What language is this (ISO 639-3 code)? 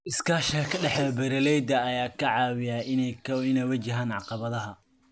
som